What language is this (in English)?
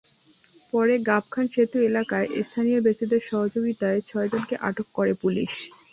Bangla